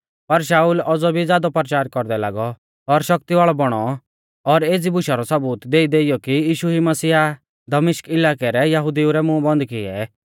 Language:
Mahasu Pahari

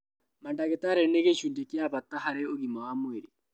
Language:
Kikuyu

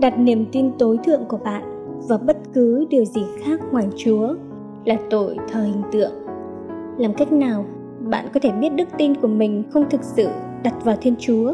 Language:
Vietnamese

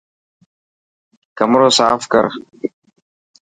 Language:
Dhatki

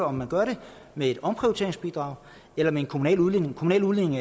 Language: Danish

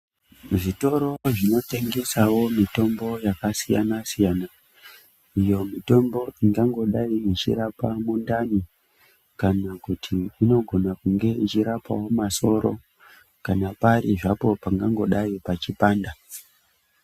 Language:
Ndau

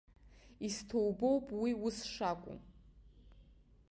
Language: Abkhazian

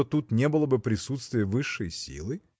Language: Russian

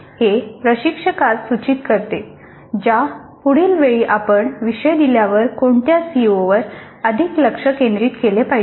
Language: Marathi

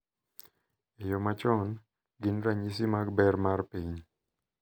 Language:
Luo (Kenya and Tanzania)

